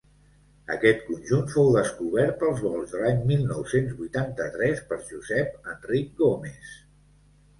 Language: Catalan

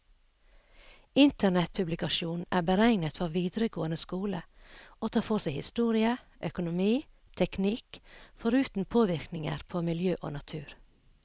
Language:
Norwegian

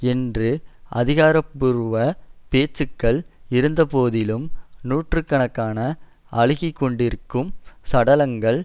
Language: Tamil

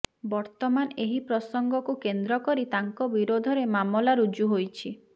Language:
Odia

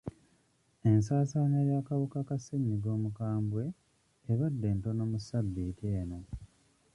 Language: Ganda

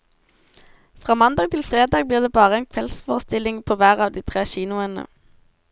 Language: Norwegian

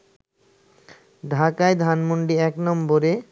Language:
Bangla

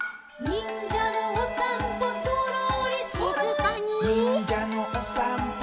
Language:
Japanese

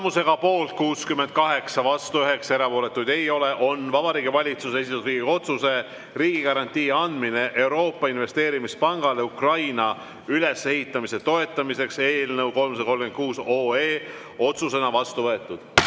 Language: Estonian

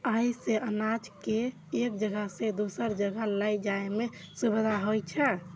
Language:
Maithili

